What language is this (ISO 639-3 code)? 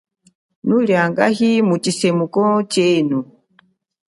cjk